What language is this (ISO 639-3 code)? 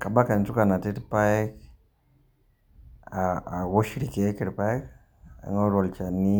mas